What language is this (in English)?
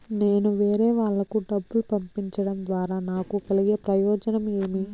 Telugu